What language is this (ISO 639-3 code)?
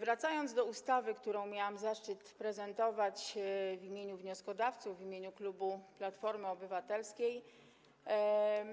pol